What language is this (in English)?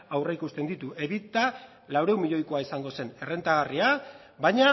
Basque